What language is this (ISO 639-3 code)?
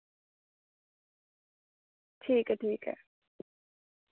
doi